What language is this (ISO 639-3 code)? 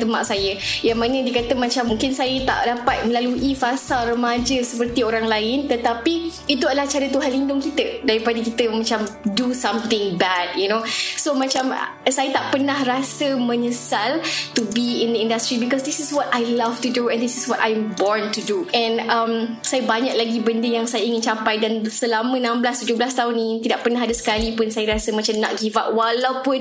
msa